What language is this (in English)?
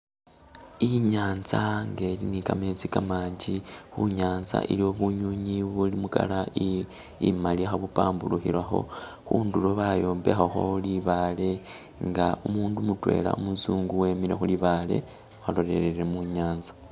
Masaaba